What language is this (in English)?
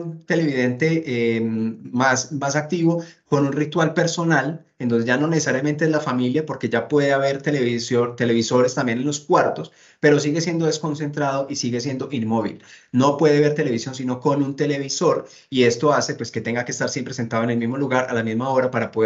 Spanish